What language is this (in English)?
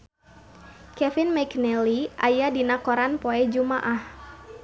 Sundanese